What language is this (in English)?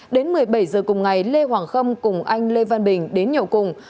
Vietnamese